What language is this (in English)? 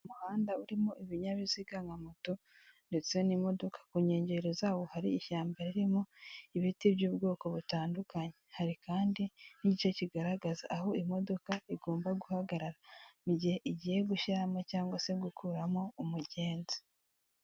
Kinyarwanda